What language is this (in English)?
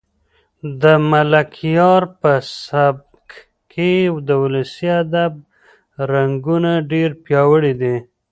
Pashto